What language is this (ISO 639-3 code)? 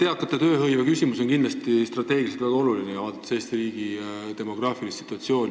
est